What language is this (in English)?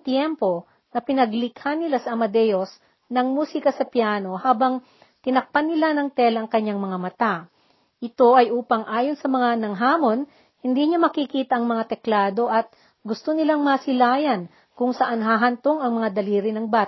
Filipino